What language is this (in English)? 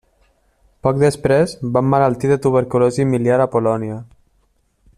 Catalan